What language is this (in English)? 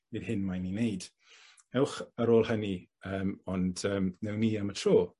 Welsh